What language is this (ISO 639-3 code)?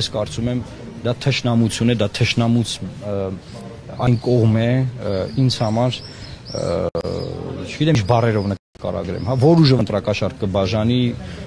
ron